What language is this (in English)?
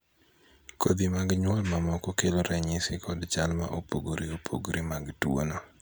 Luo (Kenya and Tanzania)